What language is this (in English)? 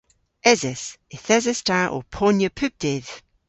Cornish